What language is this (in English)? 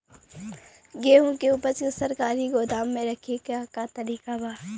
Bhojpuri